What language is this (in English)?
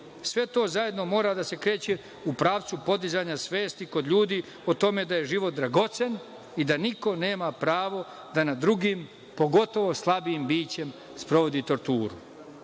Serbian